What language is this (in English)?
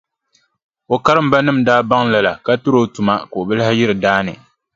Dagbani